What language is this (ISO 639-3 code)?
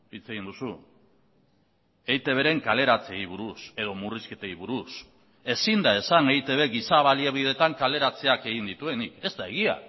eus